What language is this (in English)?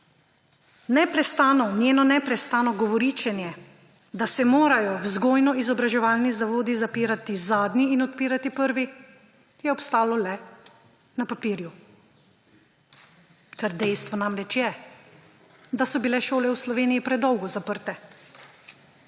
Slovenian